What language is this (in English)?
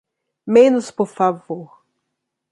Portuguese